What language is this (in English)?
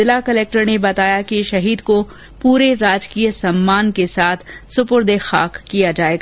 Hindi